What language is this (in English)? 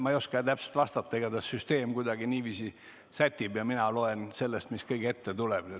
Estonian